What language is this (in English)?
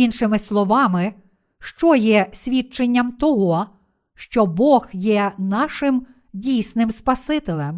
Ukrainian